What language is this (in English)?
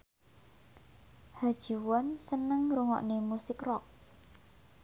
Javanese